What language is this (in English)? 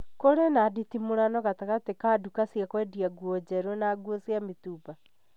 Kikuyu